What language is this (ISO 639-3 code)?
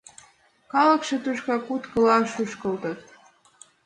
chm